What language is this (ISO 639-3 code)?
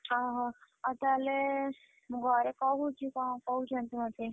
ori